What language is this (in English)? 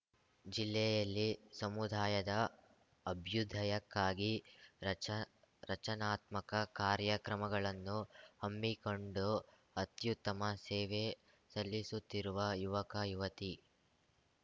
Kannada